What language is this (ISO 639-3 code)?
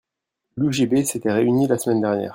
fra